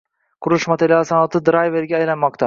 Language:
Uzbek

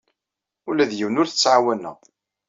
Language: Kabyle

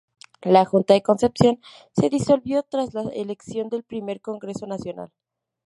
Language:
Spanish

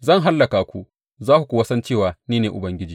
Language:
Hausa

